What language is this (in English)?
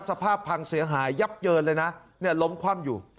Thai